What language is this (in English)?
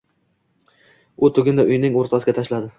Uzbek